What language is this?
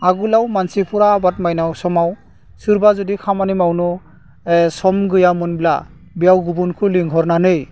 Bodo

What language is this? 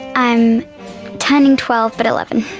English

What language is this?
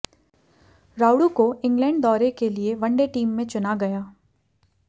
Hindi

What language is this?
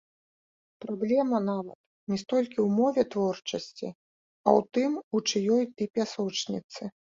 Belarusian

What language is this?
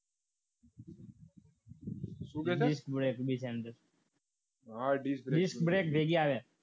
Gujarati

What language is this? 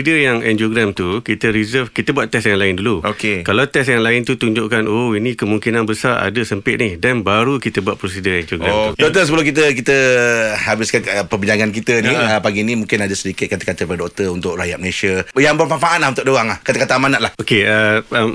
Malay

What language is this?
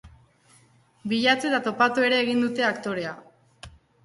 Basque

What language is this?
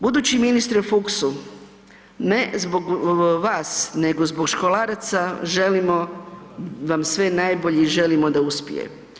Croatian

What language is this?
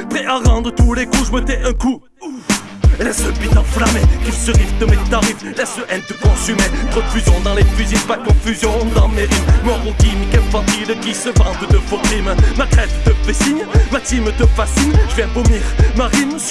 French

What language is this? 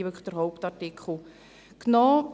Swiss German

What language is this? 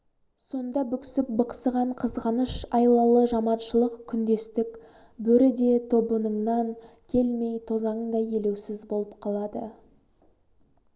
Kazakh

